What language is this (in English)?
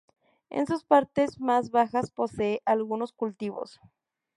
Spanish